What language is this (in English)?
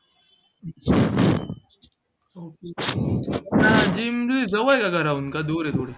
Marathi